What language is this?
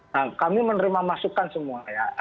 Indonesian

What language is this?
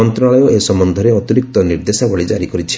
Odia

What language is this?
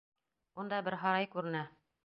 Bashkir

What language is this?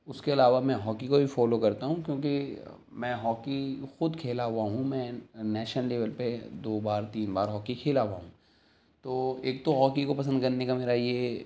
Urdu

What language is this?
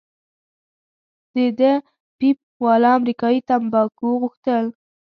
Pashto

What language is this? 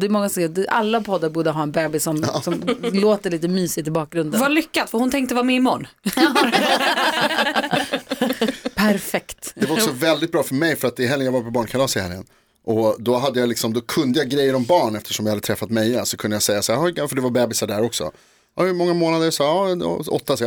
Swedish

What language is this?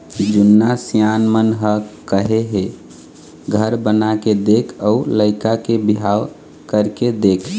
Chhattisgarhi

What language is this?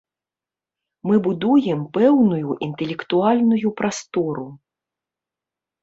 Belarusian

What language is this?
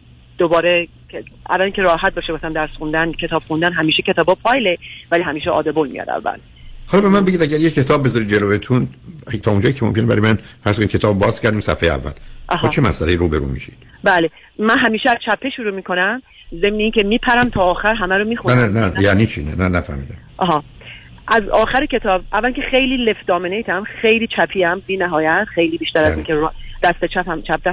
Persian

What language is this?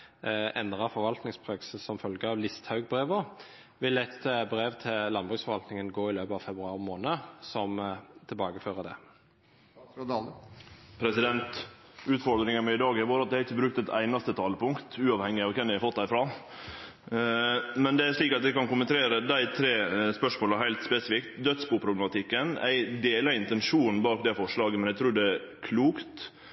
Norwegian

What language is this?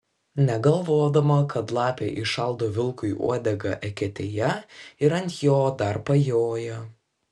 Lithuanian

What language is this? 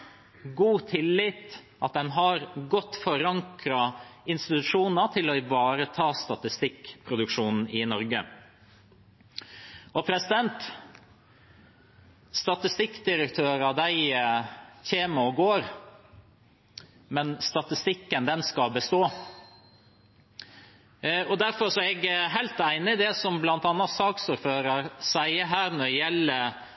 Norwegian Bokmål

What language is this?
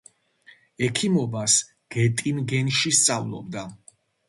Georgian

